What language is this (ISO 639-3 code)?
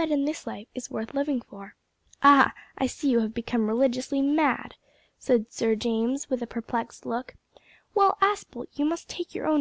eng